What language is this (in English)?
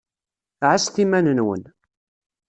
Kabyle